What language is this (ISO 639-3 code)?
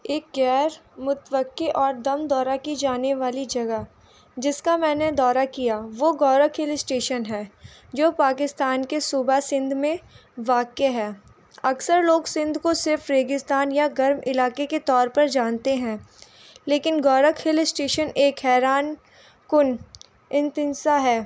urd